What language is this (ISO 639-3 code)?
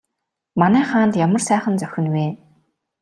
mon